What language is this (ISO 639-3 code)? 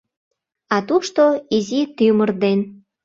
chm